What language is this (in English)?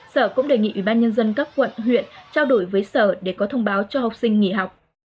Vietnamese